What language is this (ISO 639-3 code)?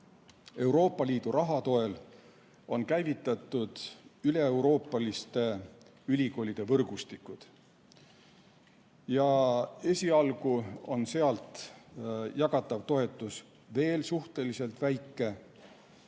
est